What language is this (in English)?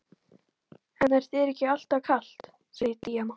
Icelandic